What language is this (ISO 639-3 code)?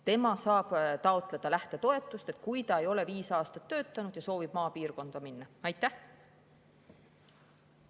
est